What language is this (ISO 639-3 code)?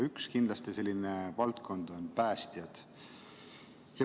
est